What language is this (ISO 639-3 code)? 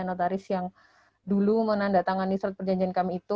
ind